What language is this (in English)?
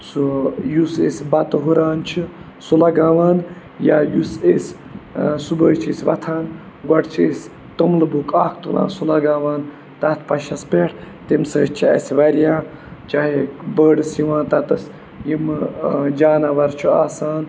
Kashmiri